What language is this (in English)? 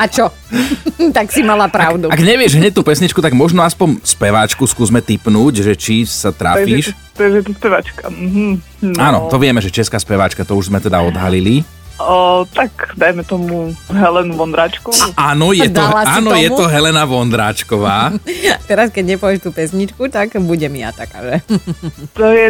Slovak